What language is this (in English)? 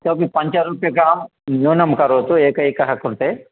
Sanskrit